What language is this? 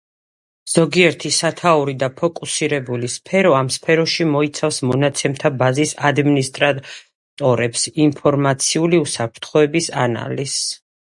Georgian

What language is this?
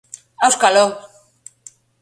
Basque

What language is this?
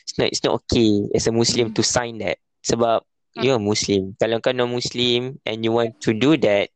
Malay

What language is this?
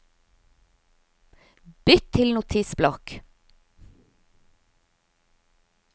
Norwegian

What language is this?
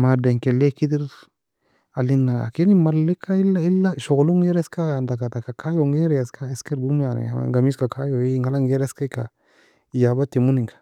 Nobiin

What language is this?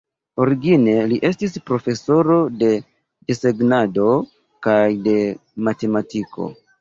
Esperanto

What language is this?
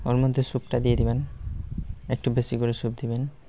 Bangla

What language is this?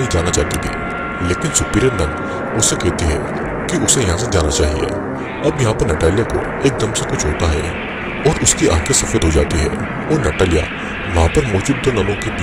Hindi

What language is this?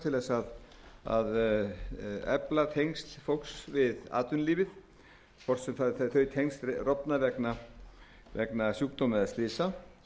Icelandic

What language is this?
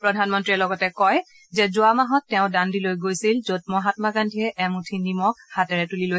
Assamese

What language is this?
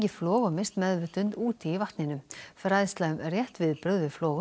Icelandic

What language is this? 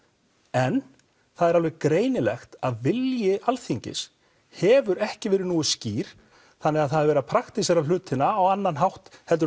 Icelandic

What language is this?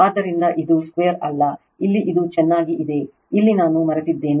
Kannada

